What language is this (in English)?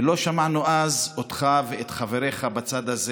Hebrew